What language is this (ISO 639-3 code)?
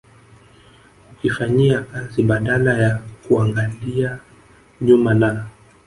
swa